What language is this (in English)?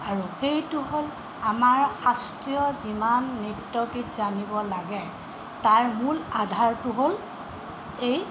Assamese